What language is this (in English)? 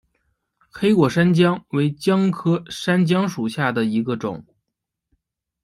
Chinese